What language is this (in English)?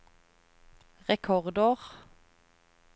Norwegian